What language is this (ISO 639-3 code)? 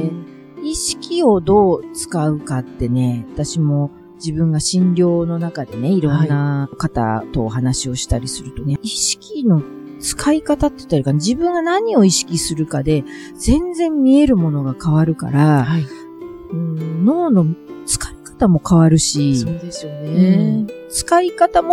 jpn